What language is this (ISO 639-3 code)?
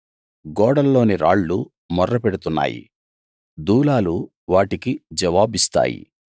tel